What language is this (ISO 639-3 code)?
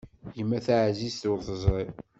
kab